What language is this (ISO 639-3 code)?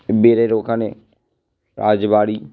ben